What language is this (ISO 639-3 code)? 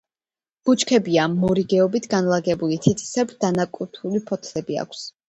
kat